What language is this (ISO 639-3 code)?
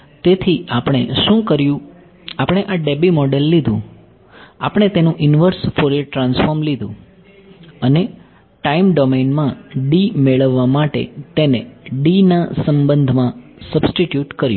guj